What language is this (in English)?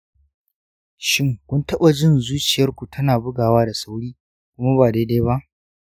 Hausa